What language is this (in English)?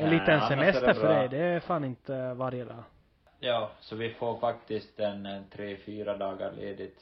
Swedish